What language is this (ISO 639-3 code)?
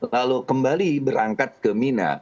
ind